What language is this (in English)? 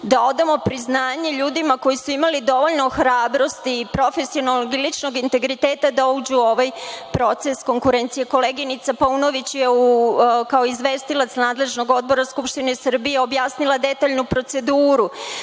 Serbian